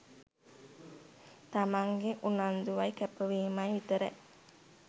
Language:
Sinhala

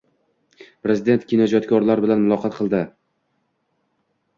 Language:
Uzbek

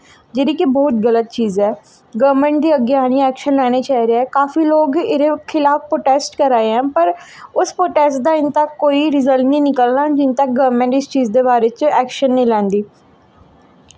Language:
Dogri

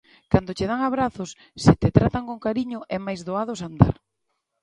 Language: Galician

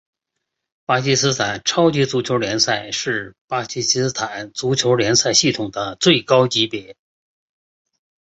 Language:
Chinese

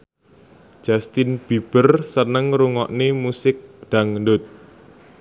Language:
Javanese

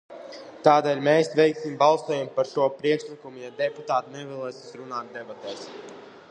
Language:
Latvian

